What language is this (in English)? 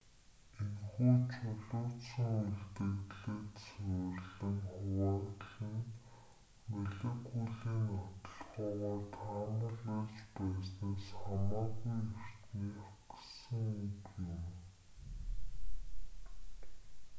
Mongolian